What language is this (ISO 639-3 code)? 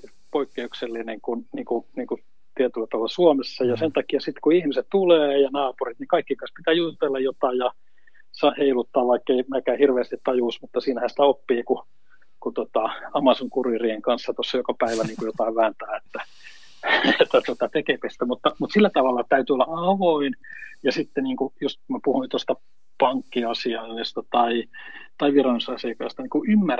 fin